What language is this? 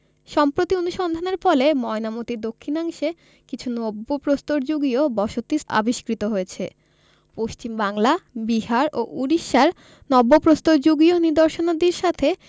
Bangla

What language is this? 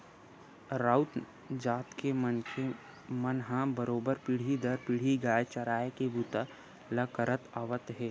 Chhattisgarhi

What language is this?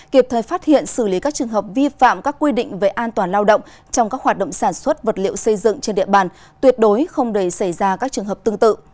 Vietnamese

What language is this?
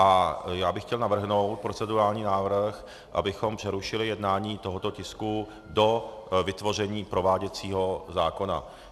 Czech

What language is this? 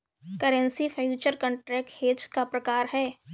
Hindi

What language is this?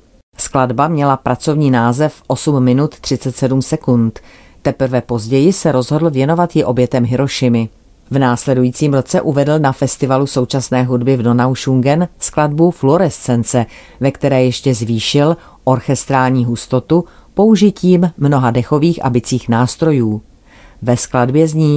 Czech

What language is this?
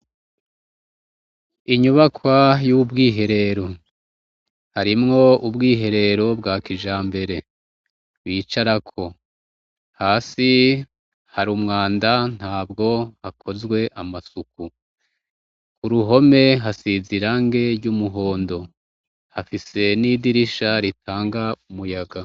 Rundi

